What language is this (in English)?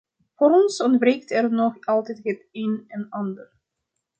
Dutch